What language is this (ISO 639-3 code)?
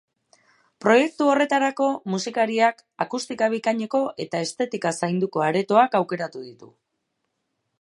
eus